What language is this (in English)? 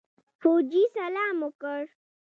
Pashto